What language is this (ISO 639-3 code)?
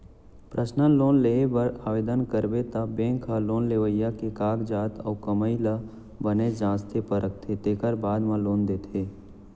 hne